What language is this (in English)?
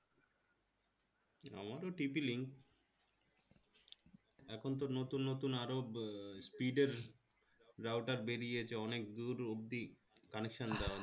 Bangla